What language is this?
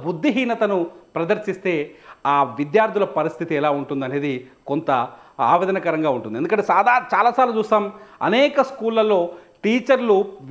Telugu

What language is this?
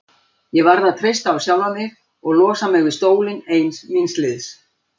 Icelandic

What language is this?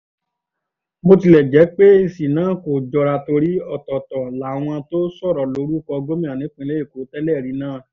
Yoruba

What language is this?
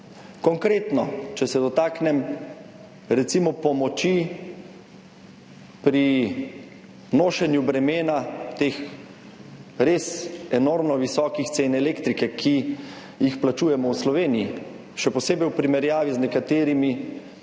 Slovenian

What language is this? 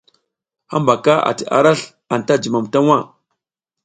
South Giziga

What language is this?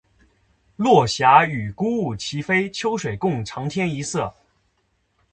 Chinese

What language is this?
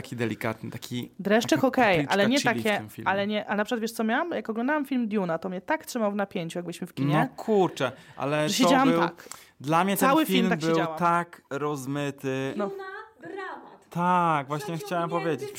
Polish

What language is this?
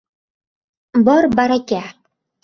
Uzbek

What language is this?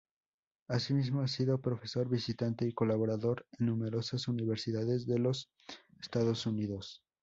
Spanish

